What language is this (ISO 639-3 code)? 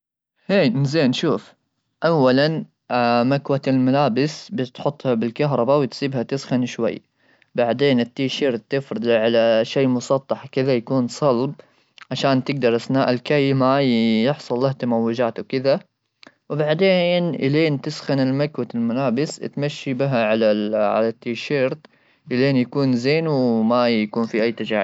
afb